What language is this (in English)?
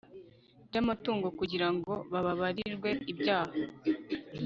Kinyarwanda